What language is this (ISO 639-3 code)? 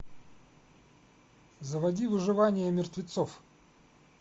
rus